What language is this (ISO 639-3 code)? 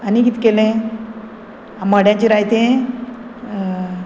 kok